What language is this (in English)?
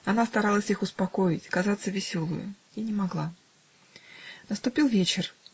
Russian